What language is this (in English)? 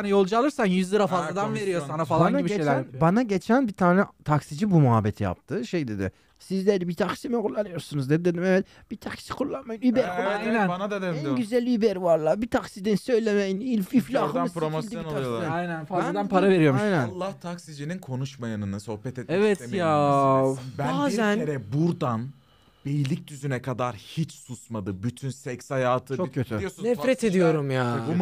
Turkish